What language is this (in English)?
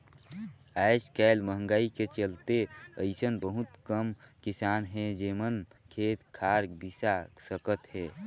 Chhattisgarhi